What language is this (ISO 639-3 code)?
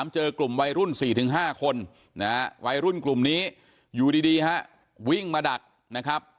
tha